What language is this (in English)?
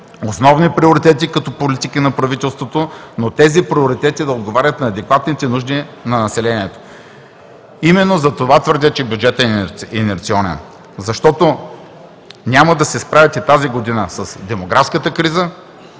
Bulgarian